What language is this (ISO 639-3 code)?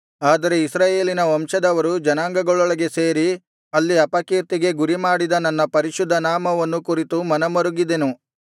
kan